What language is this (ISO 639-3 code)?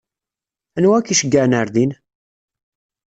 kab